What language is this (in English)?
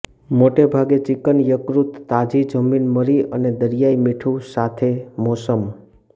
Gujarati